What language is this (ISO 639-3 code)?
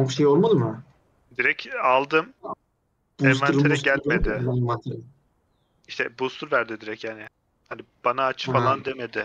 tur